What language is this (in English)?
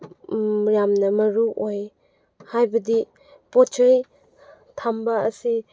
Manipuri